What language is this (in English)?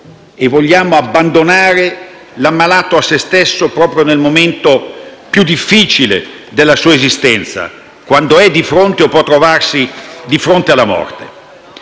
Italian